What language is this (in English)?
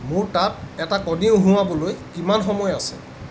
Assamese